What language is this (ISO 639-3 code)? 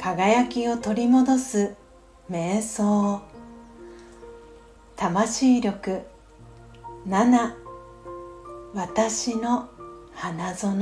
jpn